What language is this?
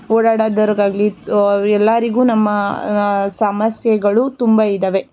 Kannada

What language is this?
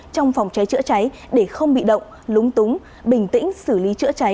Vietnamese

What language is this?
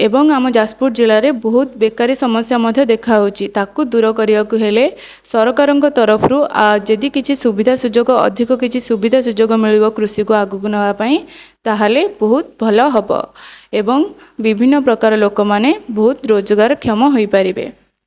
Odia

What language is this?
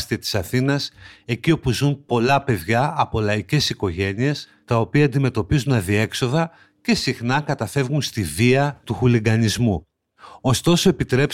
Greek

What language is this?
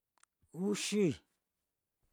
Mitlatongo Mixtec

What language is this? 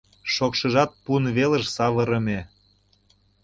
Mari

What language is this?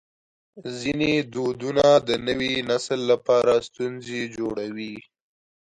Pashto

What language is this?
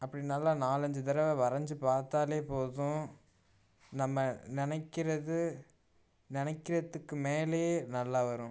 Tamil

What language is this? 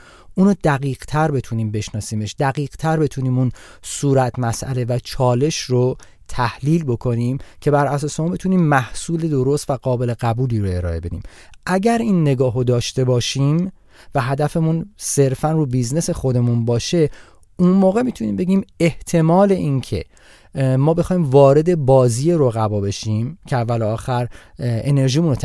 Persian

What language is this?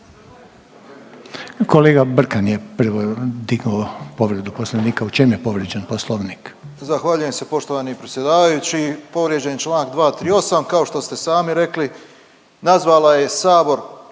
Croatian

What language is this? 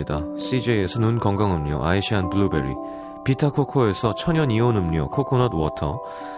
Korean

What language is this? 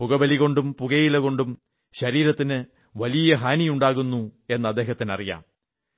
Malayalam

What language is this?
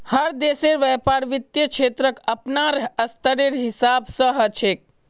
Magahi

